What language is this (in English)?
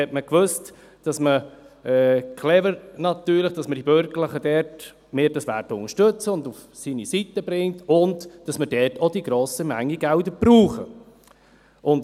Swiss German